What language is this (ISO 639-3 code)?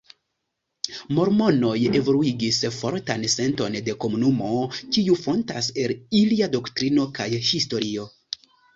epo